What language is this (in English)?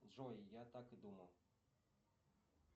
Russian